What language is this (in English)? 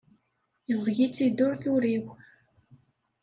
Kabyle